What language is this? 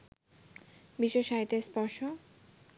Bangla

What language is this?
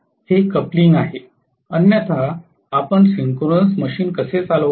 Marathi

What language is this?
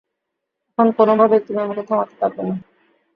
Bangla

